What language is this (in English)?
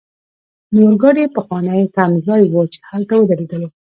Pashto